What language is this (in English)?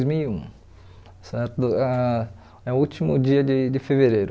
Portuguese